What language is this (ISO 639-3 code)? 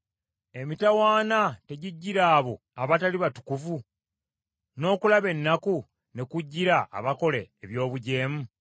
lug